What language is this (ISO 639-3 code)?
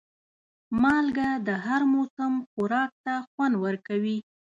pus